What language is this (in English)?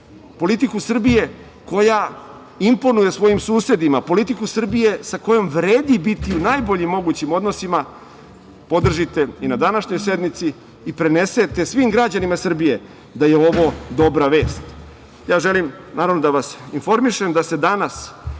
Serbian